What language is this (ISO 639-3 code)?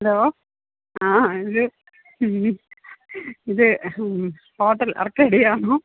mal